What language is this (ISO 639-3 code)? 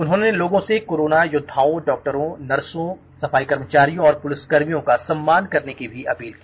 hin